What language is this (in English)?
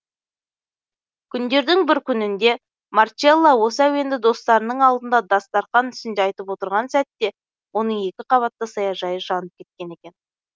Kazakh